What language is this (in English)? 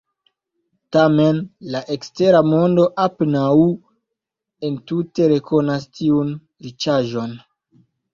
Esperanto